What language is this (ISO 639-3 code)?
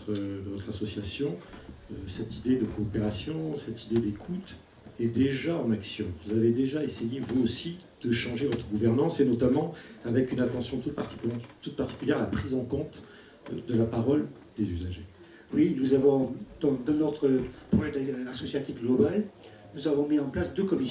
fra